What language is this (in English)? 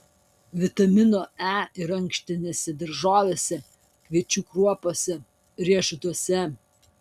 Lithuanian